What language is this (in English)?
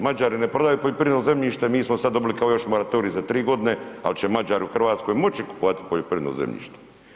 Croatian